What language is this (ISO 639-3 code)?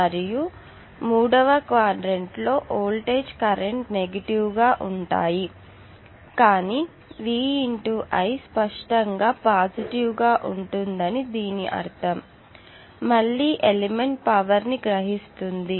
tel